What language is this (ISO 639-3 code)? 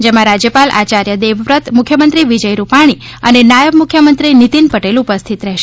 guj